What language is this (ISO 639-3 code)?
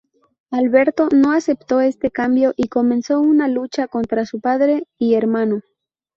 spa